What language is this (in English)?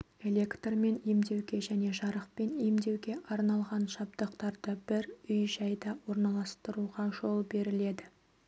Kazakh